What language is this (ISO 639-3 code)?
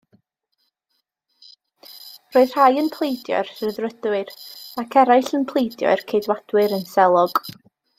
cym